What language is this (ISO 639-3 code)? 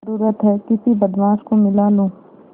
hin